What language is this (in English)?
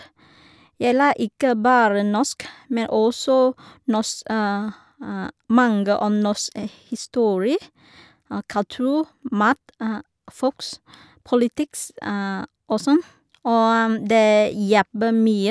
Norwegian